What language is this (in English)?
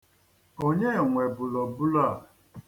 Igbo